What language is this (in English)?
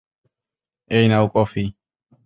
Bangla